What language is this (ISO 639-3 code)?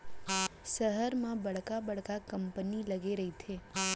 hne